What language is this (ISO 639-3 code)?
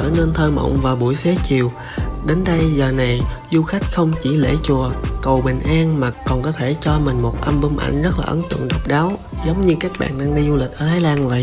vie